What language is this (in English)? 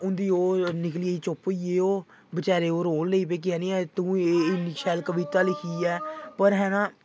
Dogri